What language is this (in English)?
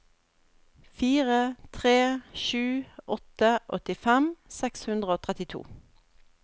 Norwegian